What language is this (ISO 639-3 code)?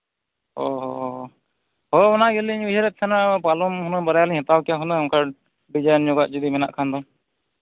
sat